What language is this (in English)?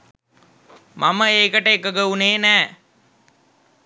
Sinhala